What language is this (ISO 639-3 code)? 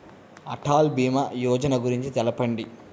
tel